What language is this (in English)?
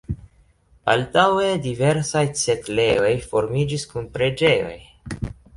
Esperanto